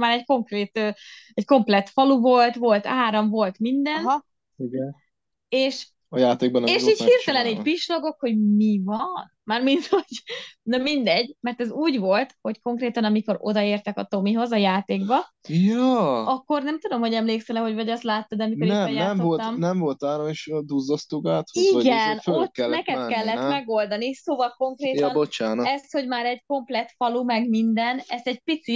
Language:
Hungarian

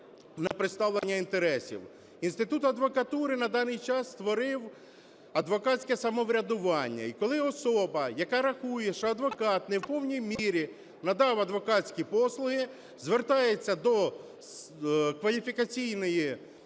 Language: Ukrainian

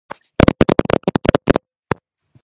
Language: Georgian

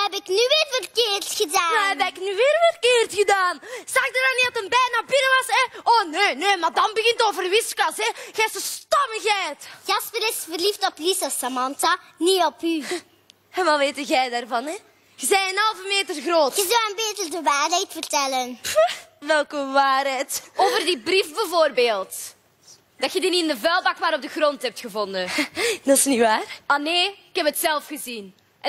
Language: Dutch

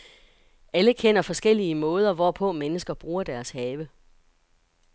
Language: Danish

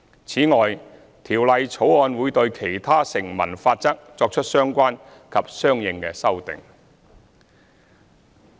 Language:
Cantonese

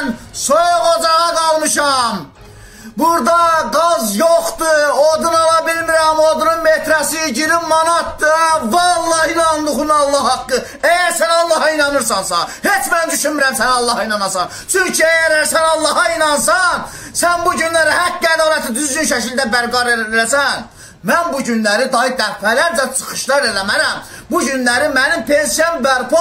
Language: Turkish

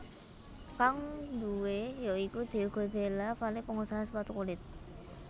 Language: Javanese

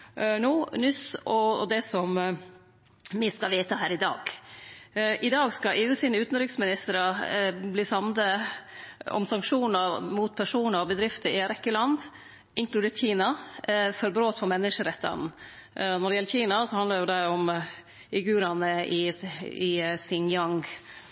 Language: Norwegian Nynorsk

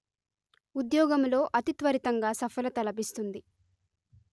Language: Telugu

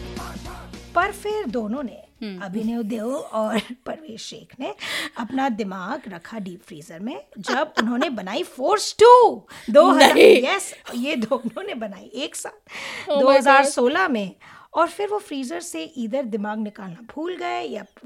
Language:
Hindi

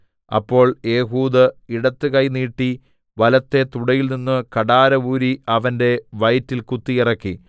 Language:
Malayalam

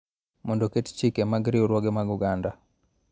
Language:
Luo (Kenya and Tanzania)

